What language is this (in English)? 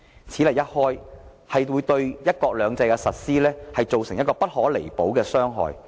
Cantonese